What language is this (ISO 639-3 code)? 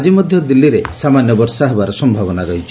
ori